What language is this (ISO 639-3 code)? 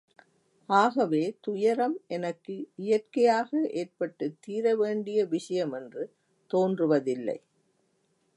tam